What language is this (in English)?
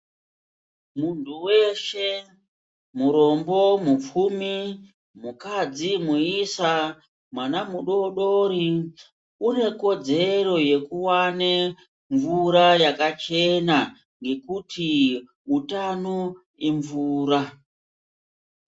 Ndau